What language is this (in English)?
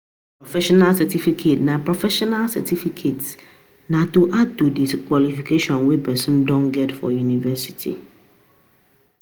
Nigerian Pidgin